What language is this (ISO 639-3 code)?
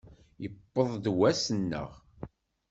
kab